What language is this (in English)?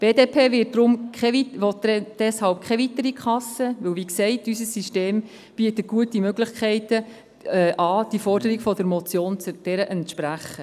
Swiss German